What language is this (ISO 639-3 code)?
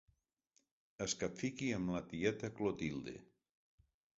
cat